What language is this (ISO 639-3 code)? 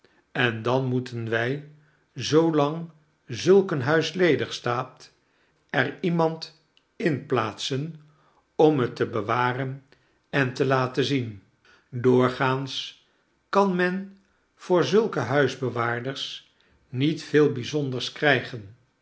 nld